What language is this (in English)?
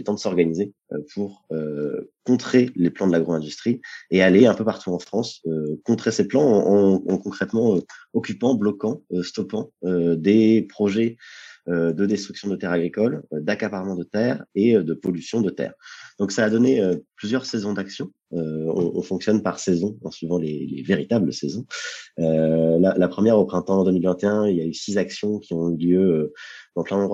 French